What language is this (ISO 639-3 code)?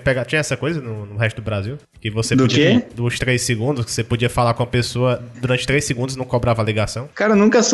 por